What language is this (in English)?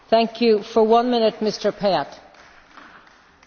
Estonian